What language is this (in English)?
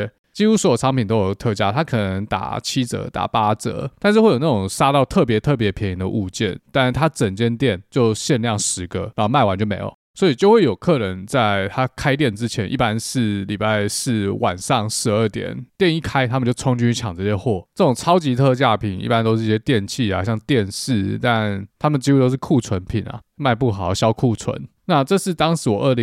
Chinese